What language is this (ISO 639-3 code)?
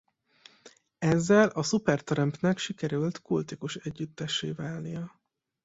hun